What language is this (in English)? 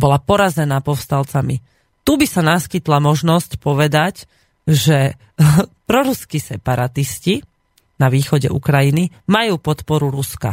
Slovak